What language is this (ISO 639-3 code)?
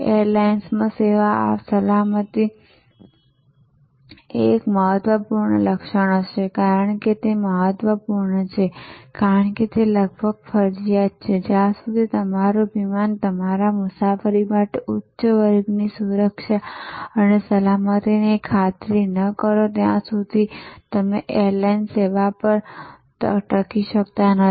guj